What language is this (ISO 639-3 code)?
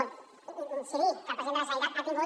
cat